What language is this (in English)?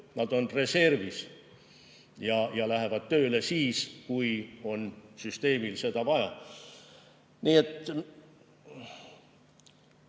Estonian